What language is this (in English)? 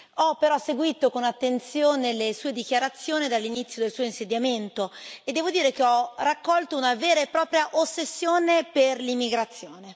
Italian